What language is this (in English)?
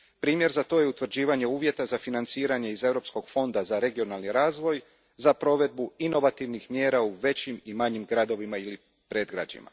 Croatian